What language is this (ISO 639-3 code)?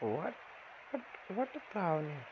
kas